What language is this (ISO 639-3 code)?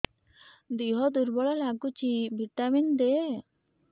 ori